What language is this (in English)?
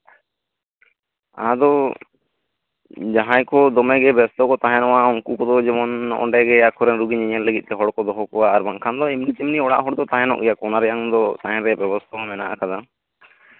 Santali